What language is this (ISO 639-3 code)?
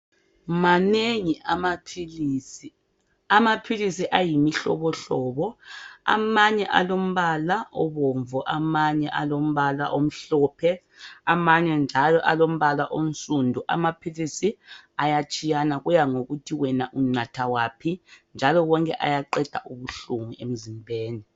nde